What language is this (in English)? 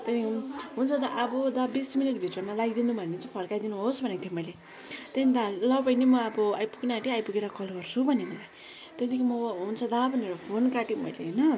Nepali